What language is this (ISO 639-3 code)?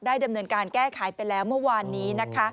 tha